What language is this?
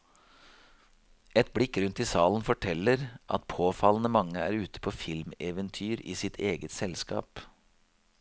Norwegian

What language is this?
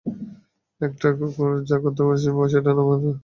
Bangla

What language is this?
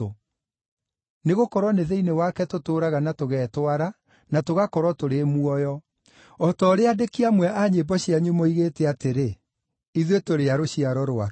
Kikuyu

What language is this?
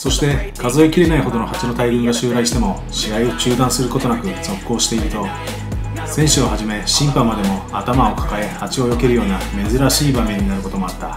Japanese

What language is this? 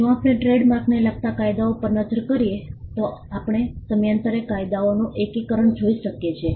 Gujarati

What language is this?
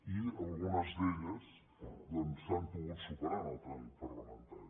Catalan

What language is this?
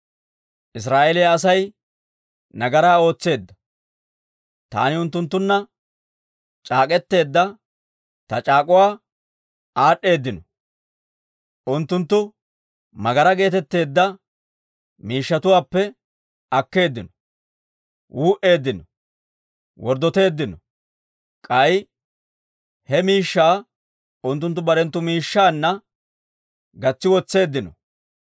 Dawro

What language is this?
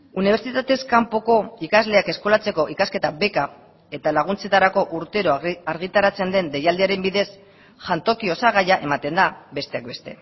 Basque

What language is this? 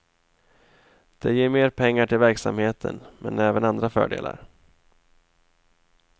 Swedish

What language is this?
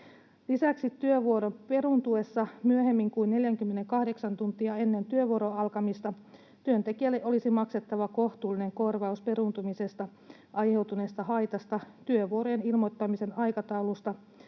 Finnish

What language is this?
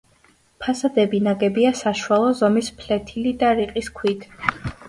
Georgian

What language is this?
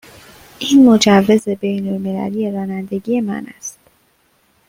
Persian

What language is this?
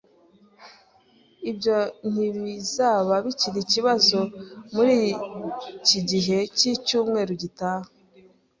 Kinyarwanda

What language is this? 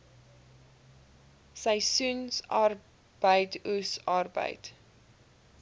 Afrikaans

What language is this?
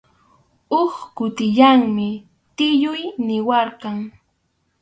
Arequipa-La Unión Quechua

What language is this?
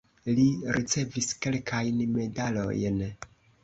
Esperanto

